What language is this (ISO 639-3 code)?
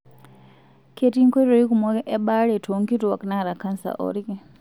mas